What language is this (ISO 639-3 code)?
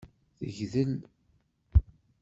kab